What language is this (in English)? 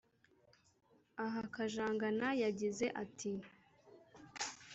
Kinyarwanda